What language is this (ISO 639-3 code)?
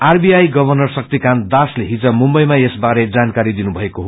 nep